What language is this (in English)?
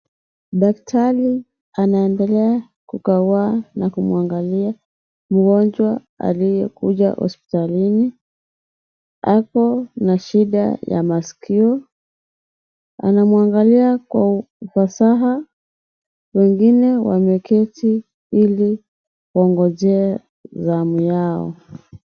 Swahili